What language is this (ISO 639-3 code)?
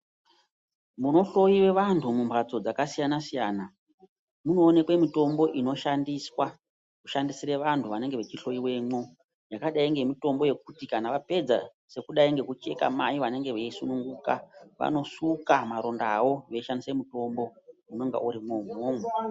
ndc